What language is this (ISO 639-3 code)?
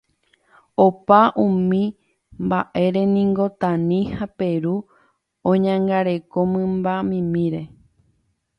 grn